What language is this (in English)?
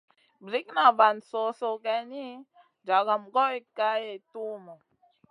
Masana